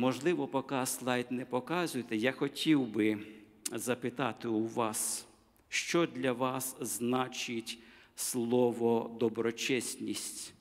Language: Ukrainian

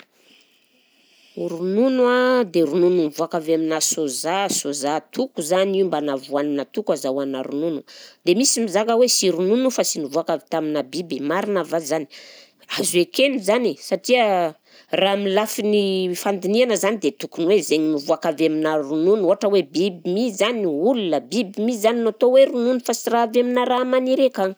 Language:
Southern Betsimisaraka Malagasy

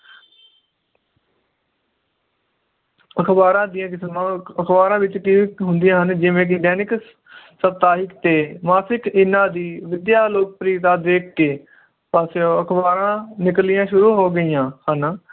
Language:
Punjabi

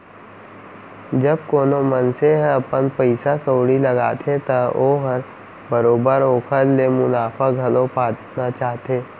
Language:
Chhattisgarhi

